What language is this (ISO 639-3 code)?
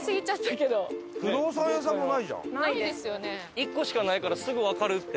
jpn